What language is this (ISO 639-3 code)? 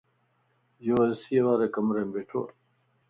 lss